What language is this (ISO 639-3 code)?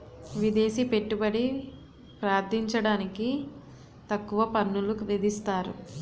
tel